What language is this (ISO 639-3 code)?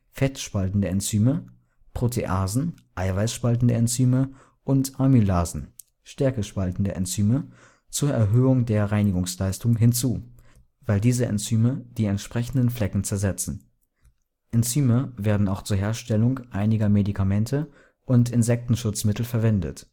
deu